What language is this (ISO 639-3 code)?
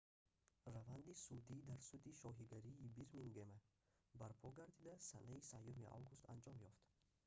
tgk